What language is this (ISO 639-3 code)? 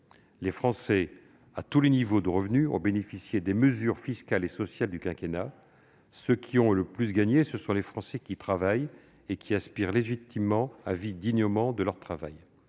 fra